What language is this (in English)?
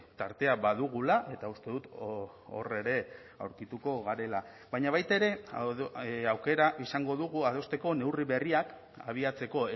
Basque